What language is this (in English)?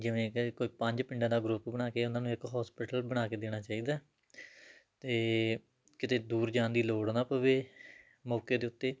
Punjabi